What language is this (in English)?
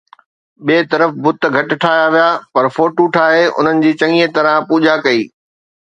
Sindhi